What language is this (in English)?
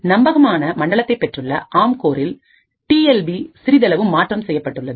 Tamil